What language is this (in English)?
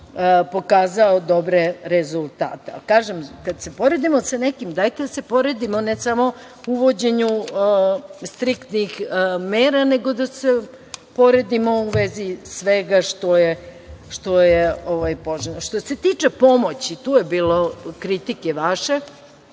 Serbian